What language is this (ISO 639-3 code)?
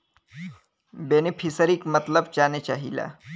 bho